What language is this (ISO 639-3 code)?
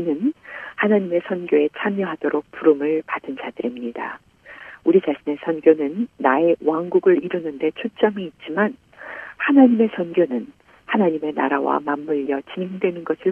kor